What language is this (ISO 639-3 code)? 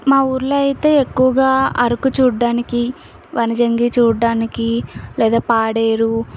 tel